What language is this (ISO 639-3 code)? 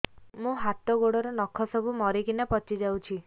ori